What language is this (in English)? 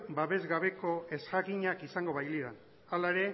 Basque